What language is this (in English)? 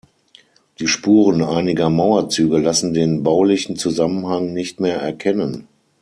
German